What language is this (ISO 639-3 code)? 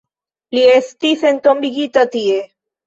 epo